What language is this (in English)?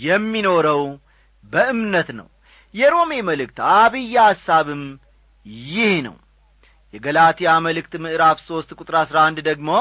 Amharic